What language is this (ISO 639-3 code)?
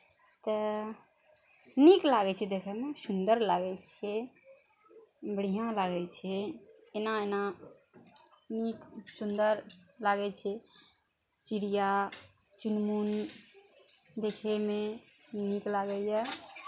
mai